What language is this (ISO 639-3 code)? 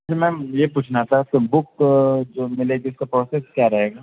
urd